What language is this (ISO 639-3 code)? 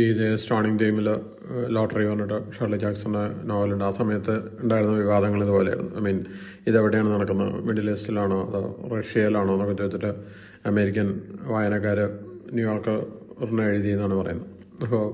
mal